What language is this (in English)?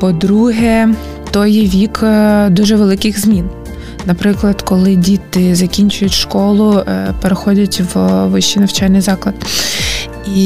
Ukrainian